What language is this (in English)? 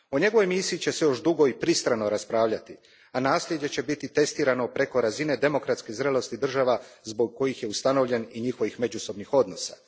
Croatian